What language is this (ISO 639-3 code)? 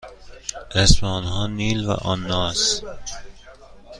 fas